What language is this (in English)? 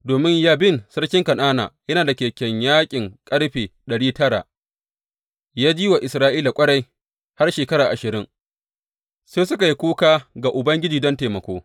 Hausa